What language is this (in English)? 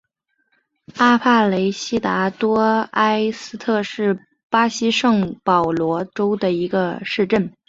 Chinese